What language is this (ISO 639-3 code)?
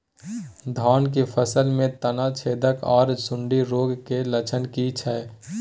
mai